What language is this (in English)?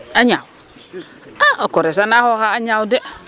Serer